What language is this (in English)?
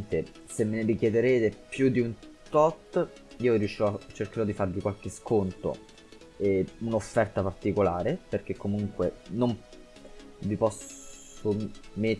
Italian